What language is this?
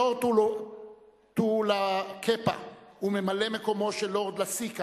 Hebrew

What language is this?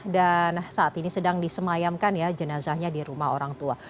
Indonesian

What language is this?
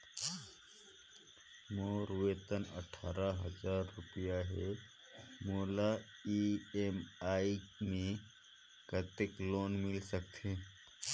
Chhattisgarhi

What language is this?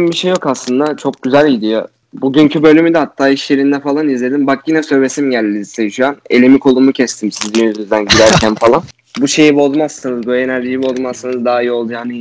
Turkish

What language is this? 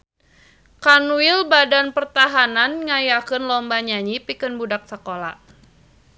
Sundanese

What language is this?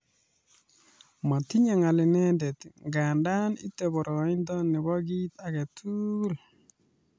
Kalenjin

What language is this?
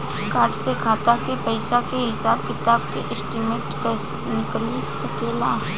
Bhojpuri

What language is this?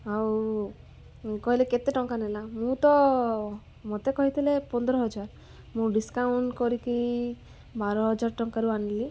Odia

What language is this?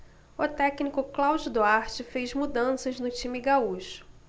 Portuguese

